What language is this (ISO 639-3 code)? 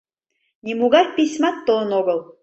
chm